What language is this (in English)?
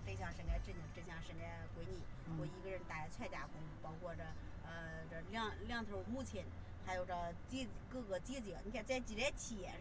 Chinese